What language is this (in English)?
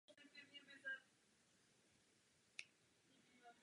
Czech